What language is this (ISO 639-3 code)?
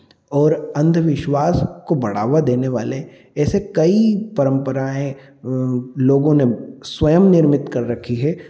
hin